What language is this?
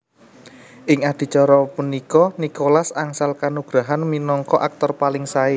Javanese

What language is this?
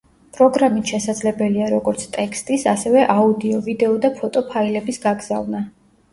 Georgian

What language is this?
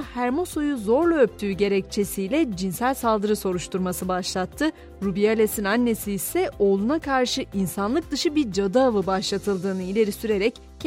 Turkish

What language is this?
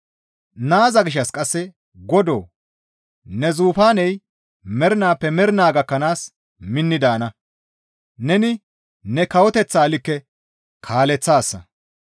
Gamo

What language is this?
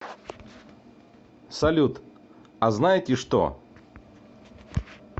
Russian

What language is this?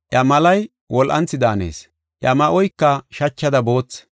Gofa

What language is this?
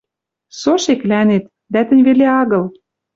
Western Mari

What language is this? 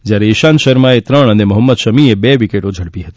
Gujarati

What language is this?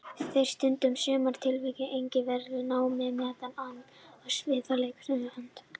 Icelandic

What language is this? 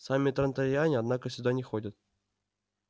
Russian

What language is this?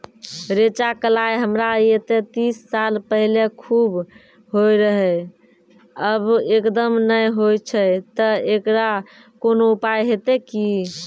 Maithili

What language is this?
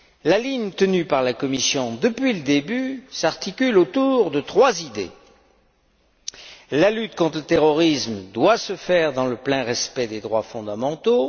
French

